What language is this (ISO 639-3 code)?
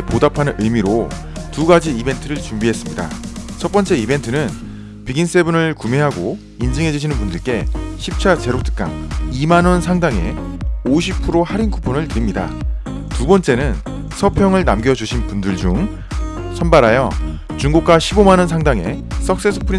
kor